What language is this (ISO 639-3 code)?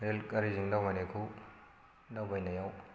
brx